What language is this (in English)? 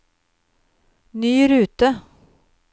Norwegian